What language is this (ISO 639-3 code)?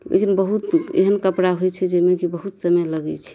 mai